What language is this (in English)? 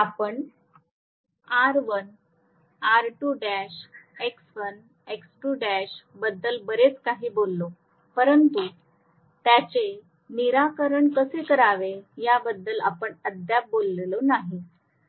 Marathi